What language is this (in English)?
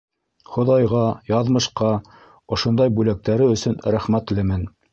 Bashkir